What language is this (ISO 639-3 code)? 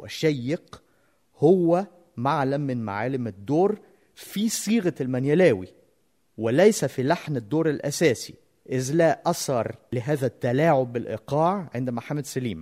ara